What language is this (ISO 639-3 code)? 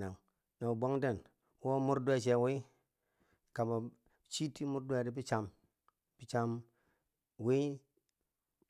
bsj